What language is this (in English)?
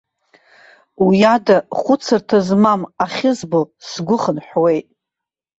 Abkhazian